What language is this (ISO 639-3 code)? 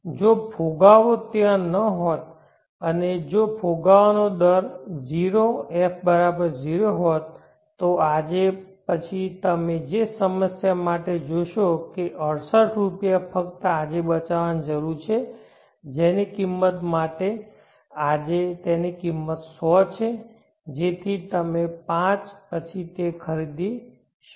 guj